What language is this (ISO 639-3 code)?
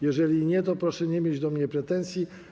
pol